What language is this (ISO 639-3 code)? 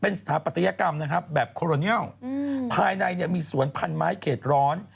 tha